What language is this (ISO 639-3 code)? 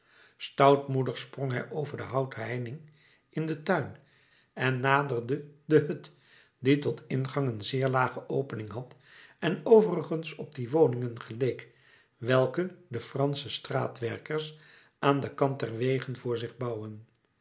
nld